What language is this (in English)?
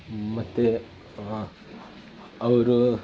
Kannada